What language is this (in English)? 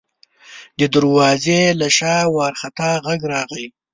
Pashto